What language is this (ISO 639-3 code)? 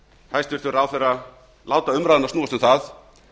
isl